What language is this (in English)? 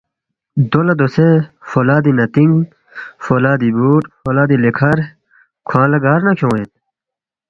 Balti